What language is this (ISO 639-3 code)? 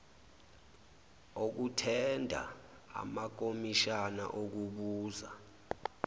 zul